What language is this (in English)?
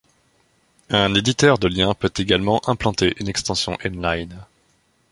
French